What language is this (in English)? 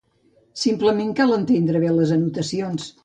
Catalan